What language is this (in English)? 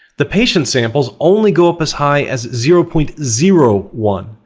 English